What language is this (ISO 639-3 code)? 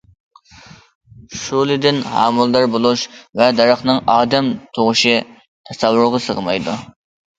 uig